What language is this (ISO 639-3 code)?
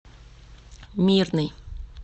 rus